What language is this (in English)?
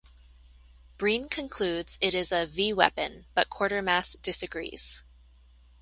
English